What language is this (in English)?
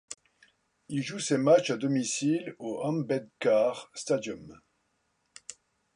French